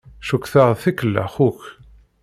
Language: Kabyle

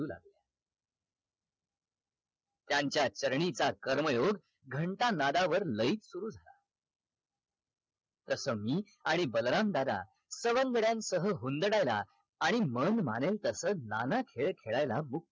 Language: Marathi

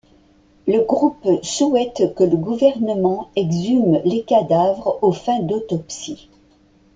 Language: French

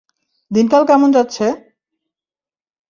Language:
Bangla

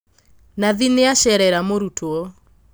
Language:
Kikuyu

